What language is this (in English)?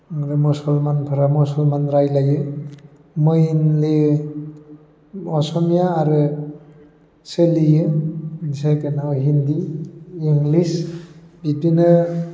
Bodo